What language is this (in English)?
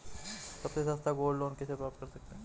Hindi